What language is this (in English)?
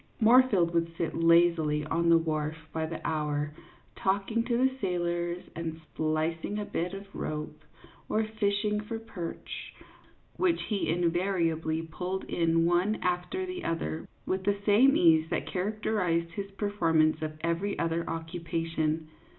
English